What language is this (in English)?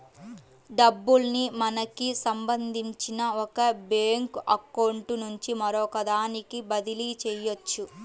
Telugu